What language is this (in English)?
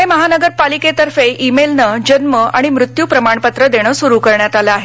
Marathi